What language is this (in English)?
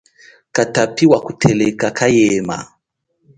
Chokwe